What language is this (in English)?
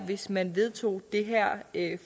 Danish